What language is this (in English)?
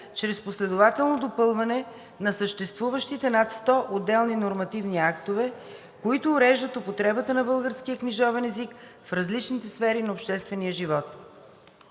Bulgarian